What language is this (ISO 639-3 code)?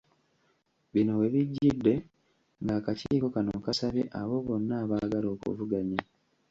lug